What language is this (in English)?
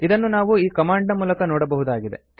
Kannada